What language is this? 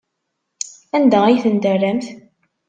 Kabyle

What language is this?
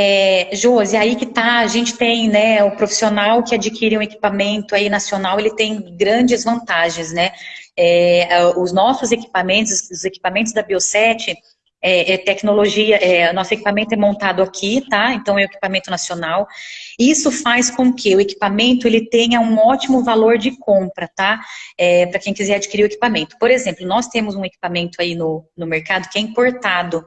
Portuguese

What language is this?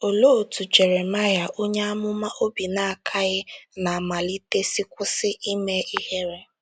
Igbo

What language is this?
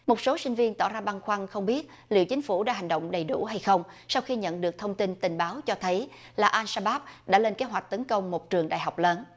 Vietnamese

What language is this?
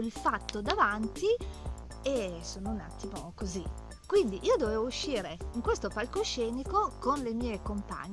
Italian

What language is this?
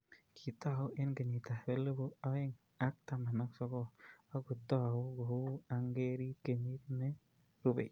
Kalenjin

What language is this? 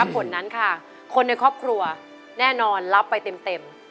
Thai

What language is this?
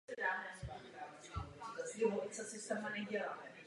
Czech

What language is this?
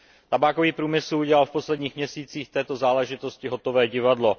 Czech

